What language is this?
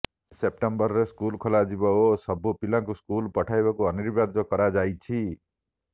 Odia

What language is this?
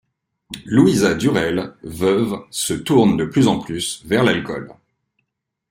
French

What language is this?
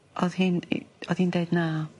Welsh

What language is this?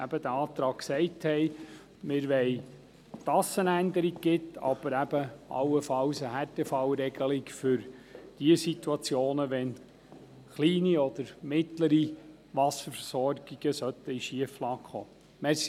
Swiss German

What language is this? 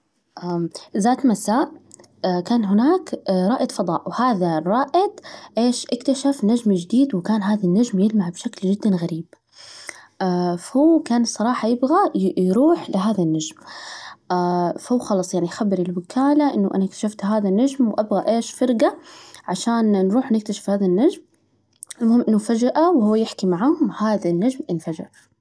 Najdi Arabic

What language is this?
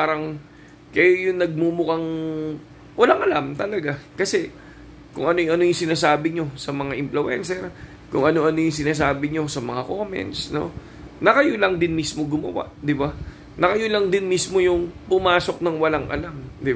Filipino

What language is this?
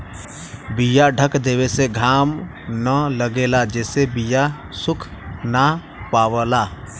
Bhojpuri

